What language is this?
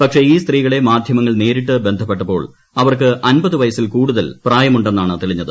Malayalam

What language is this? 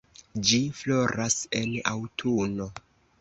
Esperanto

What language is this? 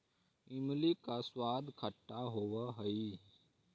Magahi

